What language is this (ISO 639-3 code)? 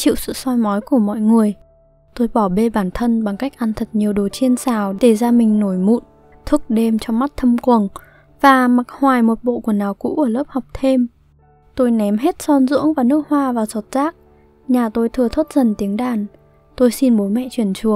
vie